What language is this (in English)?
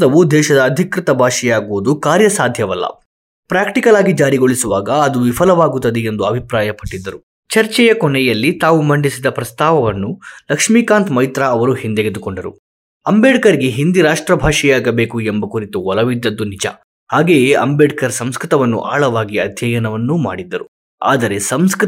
Kannada